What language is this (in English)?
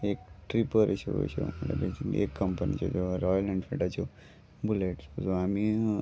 Konkani